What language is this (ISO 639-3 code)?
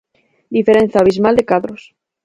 glg